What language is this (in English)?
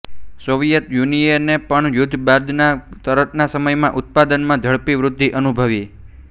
Gujarati